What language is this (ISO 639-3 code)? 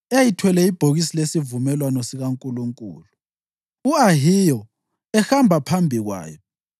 nde